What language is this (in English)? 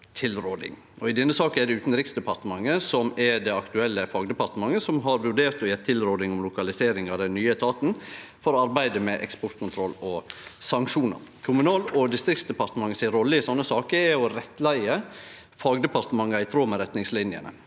Norwegian